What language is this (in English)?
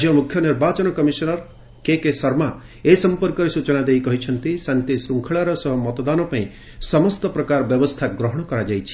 Odia